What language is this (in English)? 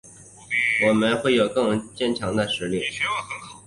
Chinese